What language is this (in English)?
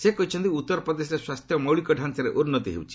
Odia